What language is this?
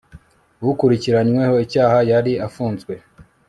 Kinyarwanda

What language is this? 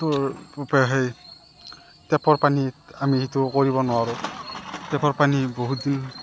Assamese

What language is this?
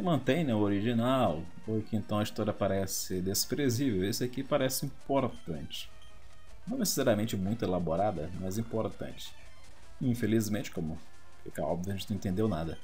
Portuguese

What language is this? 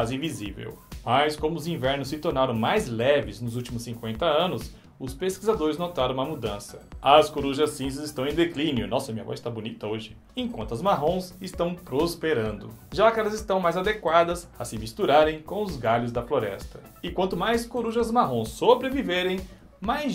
Portuguese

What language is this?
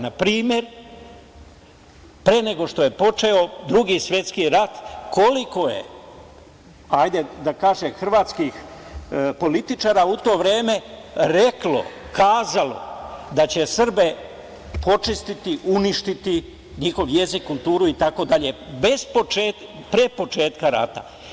Serbian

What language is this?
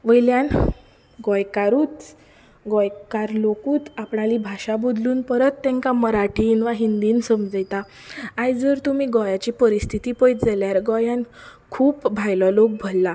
Konkani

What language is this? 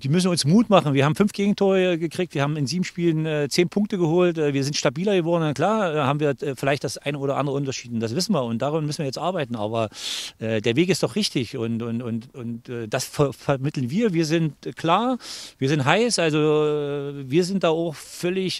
German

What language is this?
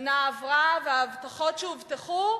Hebrew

